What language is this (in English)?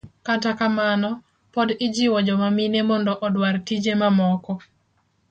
Luo (Kenya and Tanzania)